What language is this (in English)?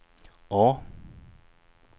Swedish